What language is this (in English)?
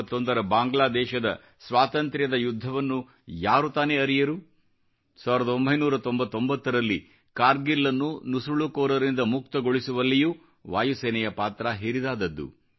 Kannada